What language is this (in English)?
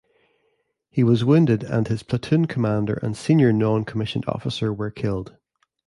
English